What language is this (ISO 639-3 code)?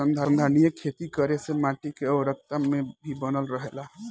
bho